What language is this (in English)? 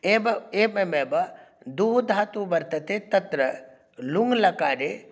Sanskrit